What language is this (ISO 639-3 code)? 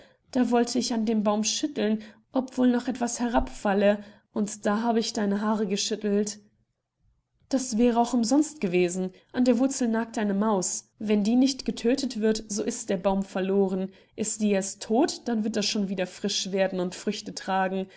deu